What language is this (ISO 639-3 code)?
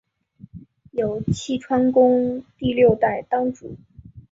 zho